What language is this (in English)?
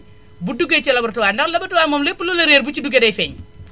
Wolof